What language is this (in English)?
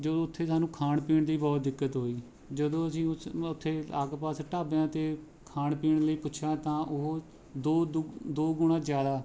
Punjabi